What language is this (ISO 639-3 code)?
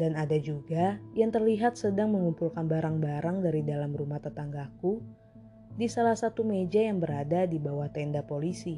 ind